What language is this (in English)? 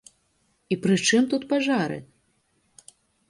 Belarusian